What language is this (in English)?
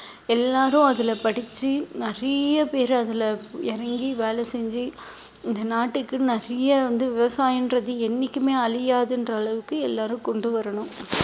Tamil